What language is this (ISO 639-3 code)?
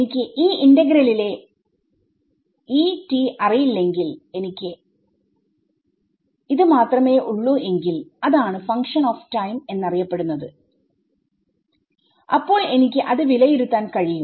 mal